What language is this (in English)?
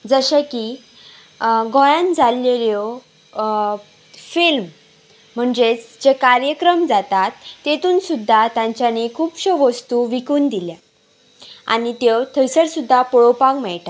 Konkani